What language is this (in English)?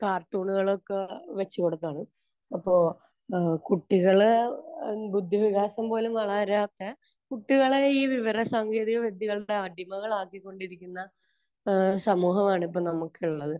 Malayalam